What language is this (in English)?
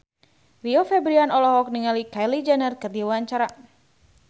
Sundanese